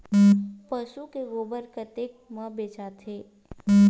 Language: Chhattisgarhi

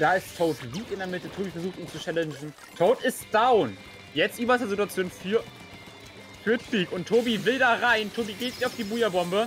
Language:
German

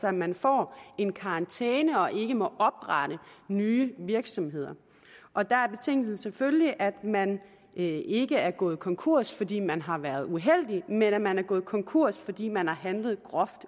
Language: Danish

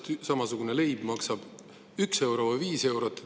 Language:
Estonian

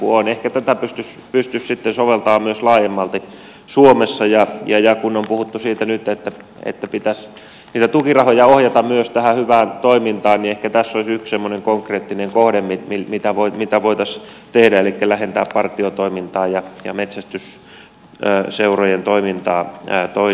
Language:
Finnish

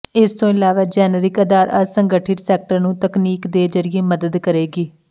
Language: Punjabi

